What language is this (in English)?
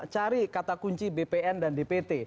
Indonesian